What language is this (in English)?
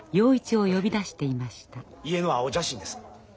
Japanese